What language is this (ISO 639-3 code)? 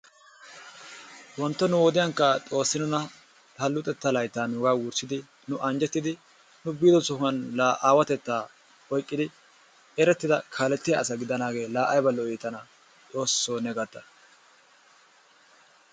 wal